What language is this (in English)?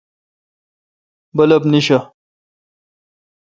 Kalkoti